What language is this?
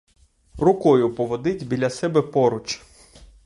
Ukrainian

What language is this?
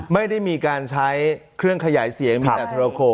Thai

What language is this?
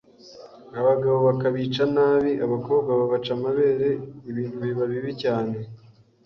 Kinyarwanda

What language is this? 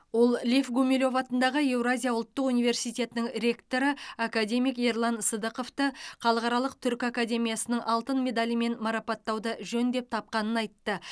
Kazakh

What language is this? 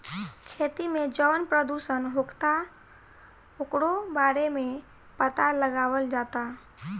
Bhojpuri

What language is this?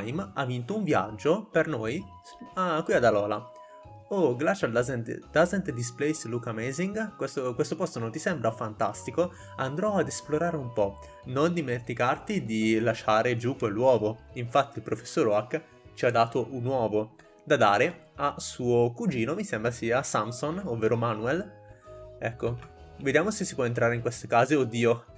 Italian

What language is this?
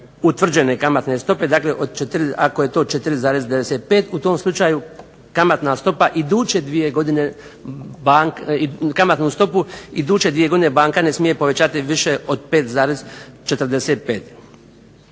Croatian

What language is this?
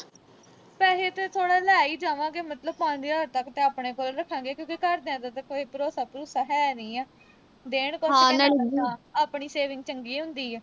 Punjabi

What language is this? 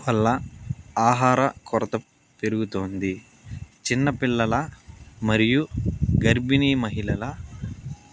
Telugu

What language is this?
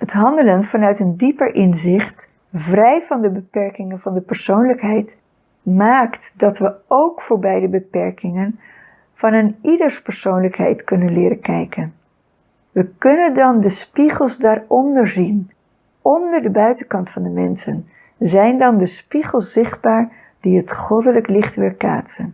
Dutch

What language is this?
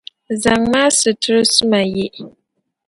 Dagbani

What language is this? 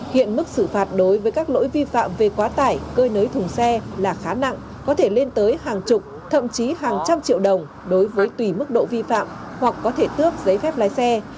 Vietnamese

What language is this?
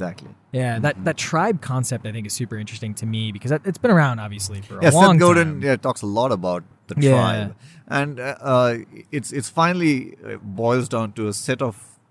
English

